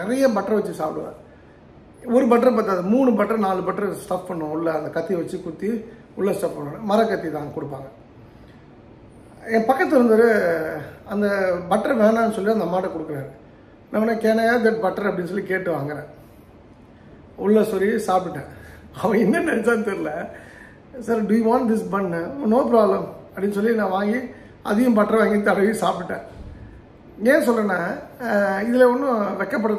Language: Tamil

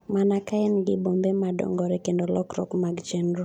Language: Luo (Kenya and Tanzania)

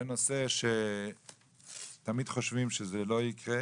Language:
Hebrew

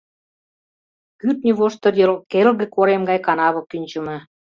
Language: Mari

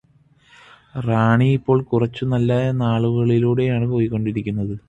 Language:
Malayalam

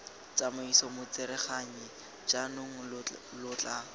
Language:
Tswana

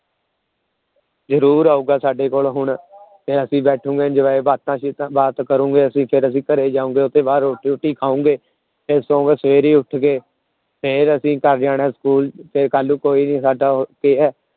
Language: Punjabi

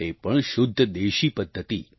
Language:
Gujarati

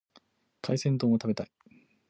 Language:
Japanese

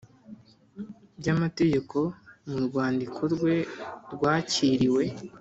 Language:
Kinyarwanda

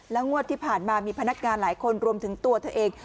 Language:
Thai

